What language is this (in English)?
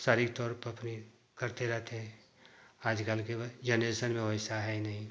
Hindi